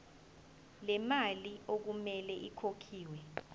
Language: Zulu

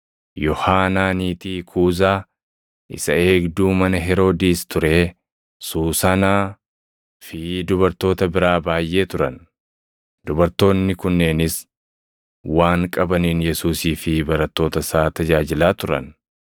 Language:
Oromo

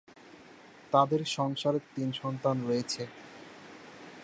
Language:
Bangla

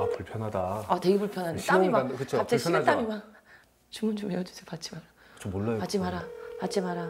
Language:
Korean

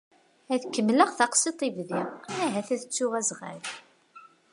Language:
Kabyle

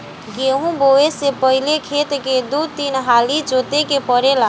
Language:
Bhojpuri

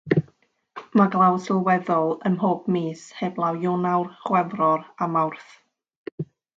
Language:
Welsh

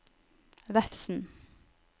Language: Norwegian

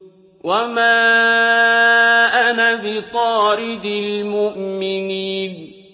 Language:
Arabic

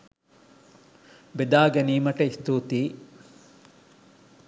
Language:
Sinhala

